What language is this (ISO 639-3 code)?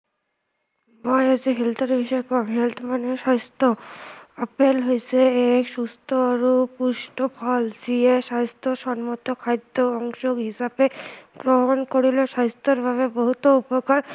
asm